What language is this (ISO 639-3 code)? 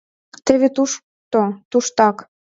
chm